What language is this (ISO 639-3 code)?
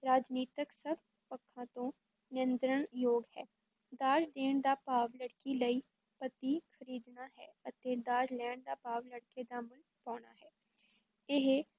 pan